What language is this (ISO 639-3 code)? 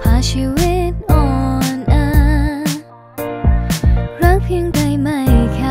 tha